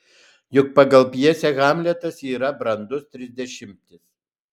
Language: Lithuanian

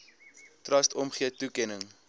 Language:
Afrikaans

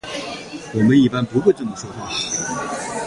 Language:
Chinese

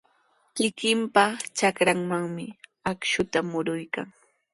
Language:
Sihuas Ancash Quechua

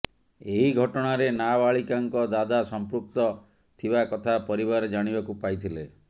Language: Odia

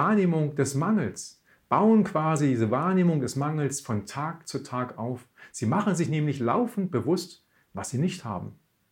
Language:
German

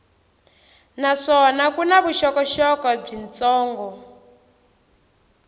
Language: Tsonga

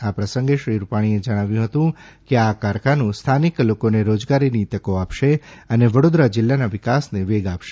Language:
Gujarati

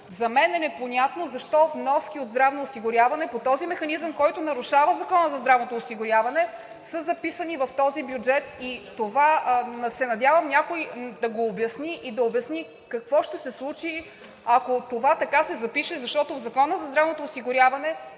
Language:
Bulgarian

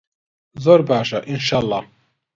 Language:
Central Kurdish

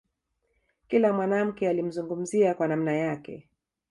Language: Swahili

